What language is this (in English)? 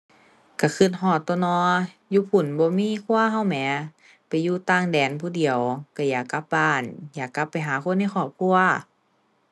Thai